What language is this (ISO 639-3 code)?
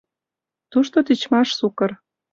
chm